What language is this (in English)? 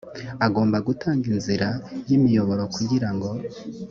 Kinyarwanda